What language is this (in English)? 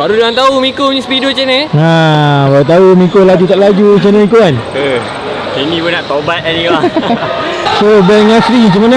Malay